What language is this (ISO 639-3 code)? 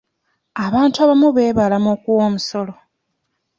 lug